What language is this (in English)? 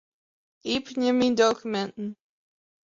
Western Frisian